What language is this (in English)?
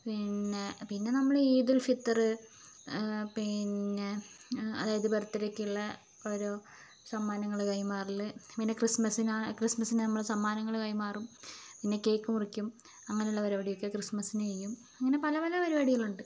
Malayalam